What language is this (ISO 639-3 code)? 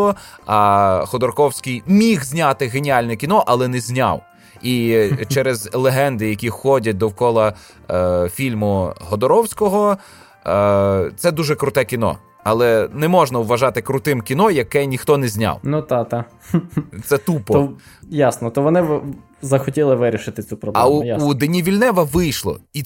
ukr